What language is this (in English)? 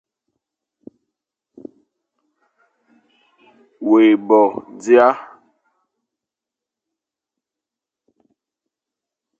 Fang